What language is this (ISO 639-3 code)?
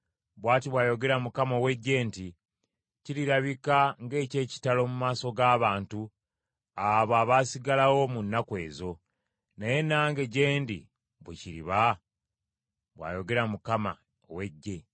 lug